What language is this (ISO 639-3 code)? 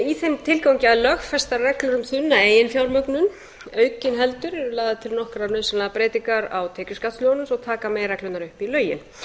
isl